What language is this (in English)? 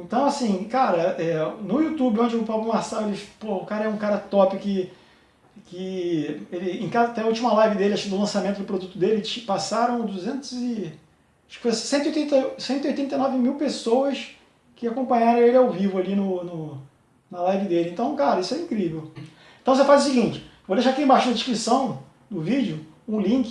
Portuguese